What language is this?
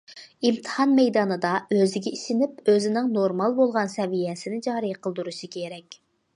Uyghur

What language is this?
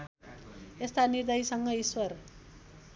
Nepali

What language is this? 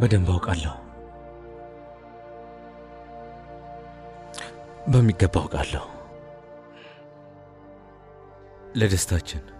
Arabic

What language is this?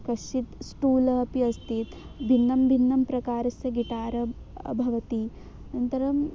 Sanskrit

